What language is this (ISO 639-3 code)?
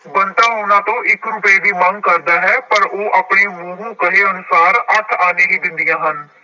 pan